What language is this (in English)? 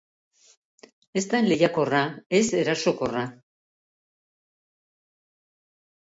Basque